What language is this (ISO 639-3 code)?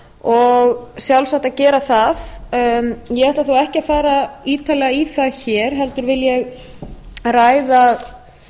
isl